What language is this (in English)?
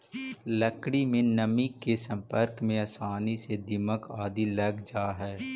Magahi